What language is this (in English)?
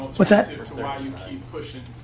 English